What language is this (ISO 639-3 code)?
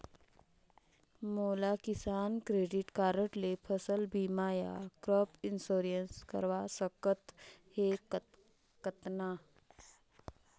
hne